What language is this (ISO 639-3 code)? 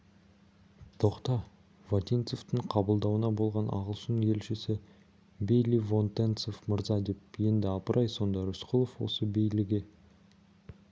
kaz